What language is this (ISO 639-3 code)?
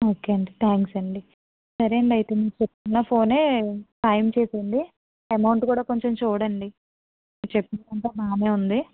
tel